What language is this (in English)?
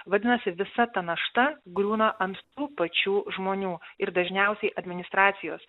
Lithuanian